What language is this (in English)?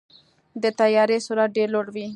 Pashto